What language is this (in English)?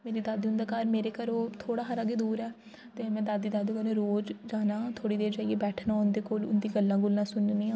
Dogri